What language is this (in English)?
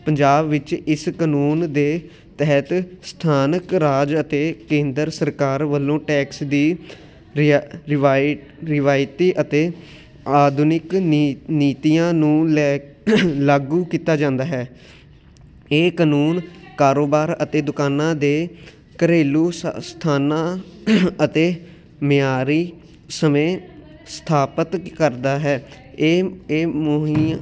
Punjabi